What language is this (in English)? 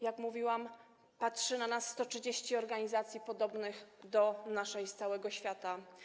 Polish